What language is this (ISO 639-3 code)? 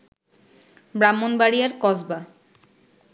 ben